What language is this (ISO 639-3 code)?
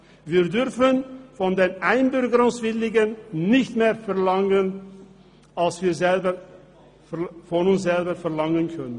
gsw